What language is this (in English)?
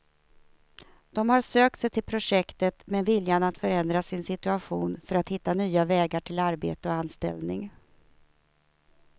Swedish